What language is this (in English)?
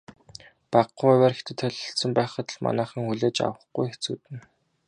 Mongolian